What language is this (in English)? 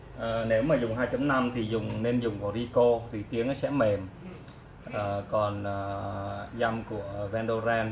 Vietnamese